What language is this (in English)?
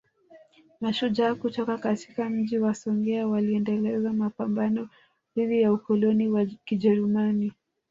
Swahili